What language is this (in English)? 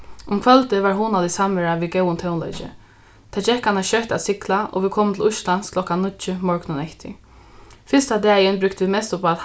Faroese